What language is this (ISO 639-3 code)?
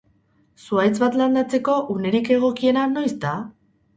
eus